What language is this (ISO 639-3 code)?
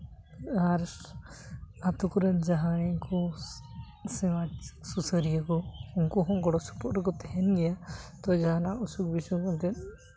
sat